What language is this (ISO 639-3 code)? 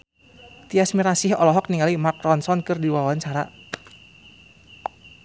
sun